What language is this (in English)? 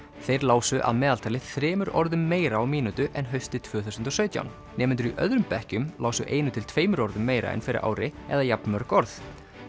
Icelandic